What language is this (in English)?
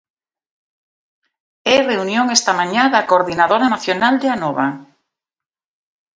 Galician